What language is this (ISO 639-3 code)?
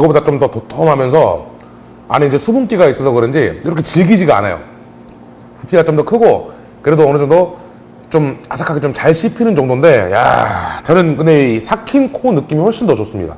kor